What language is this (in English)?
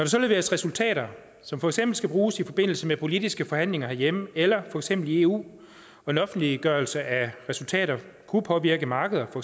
Danish